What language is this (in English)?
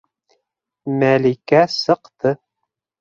Bashkir